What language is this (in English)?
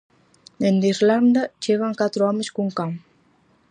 Galician